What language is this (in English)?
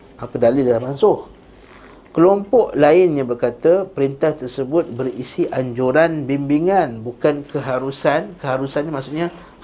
Malay